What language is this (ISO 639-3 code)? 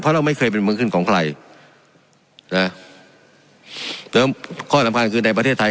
tha